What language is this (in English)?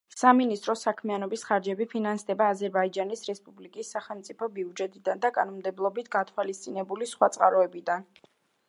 Georgian